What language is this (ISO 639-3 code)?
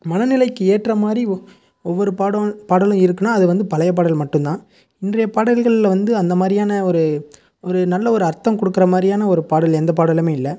tam